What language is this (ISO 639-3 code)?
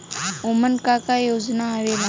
bho